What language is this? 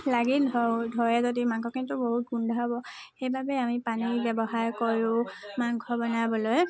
Assamese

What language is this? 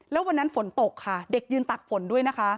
Thai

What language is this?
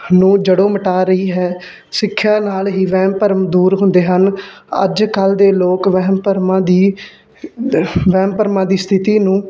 Punjabi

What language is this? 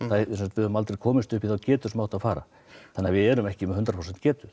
Icelandic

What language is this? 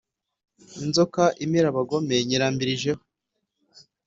Kinyarwanda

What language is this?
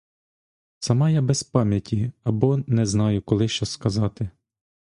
Ukrainian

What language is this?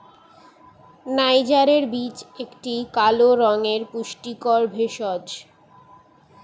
Bangla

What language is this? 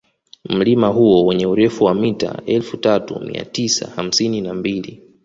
Swahili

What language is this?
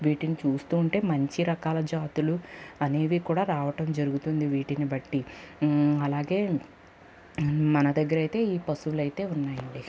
Telugu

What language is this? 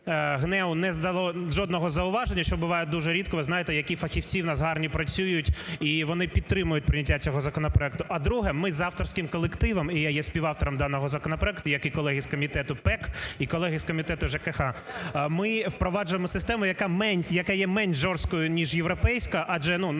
Ukrainian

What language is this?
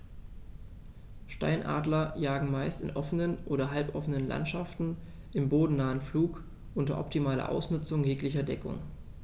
German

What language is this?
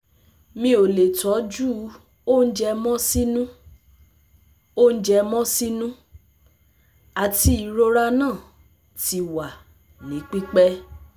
Yoruba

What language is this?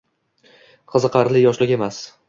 Uzbek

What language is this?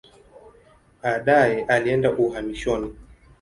Swahili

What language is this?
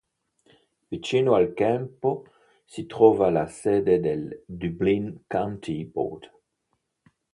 Italian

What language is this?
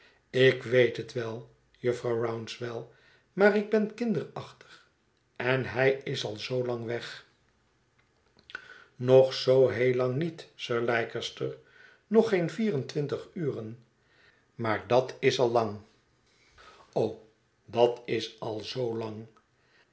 Dutch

